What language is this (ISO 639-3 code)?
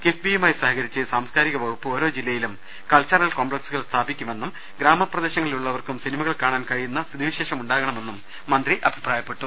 mal